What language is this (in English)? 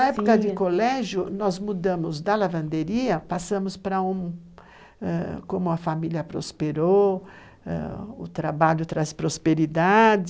Portuguese